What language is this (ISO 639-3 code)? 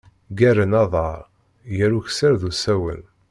kab